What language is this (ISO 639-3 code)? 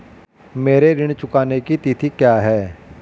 hin